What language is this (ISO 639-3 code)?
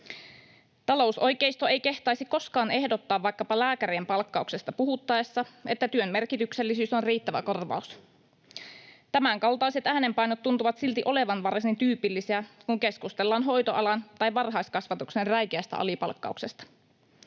fin